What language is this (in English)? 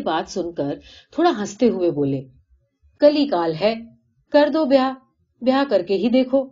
Hindi